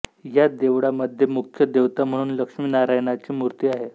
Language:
Marathi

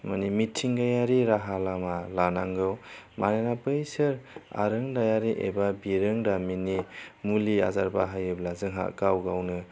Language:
Bodo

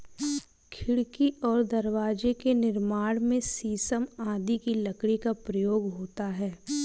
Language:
Hindi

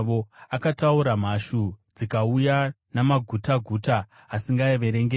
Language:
Shona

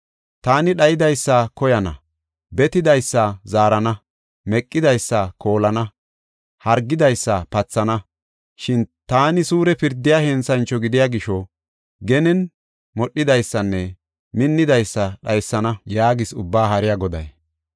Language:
Gofa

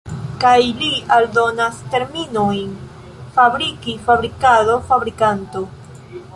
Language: Esperanto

